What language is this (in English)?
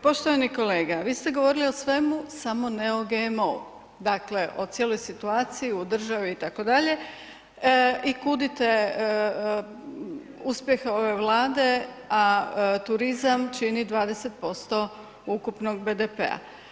Croatian